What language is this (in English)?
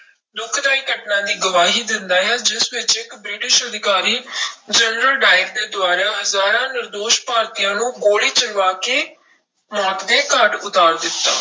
Punjabi